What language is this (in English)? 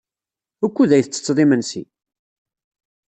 Kabyle